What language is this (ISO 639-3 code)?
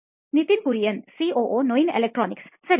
kan